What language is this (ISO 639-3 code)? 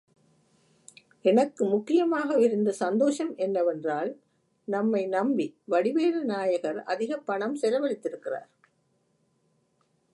tam